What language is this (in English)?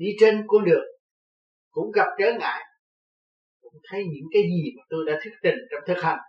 Vietnamese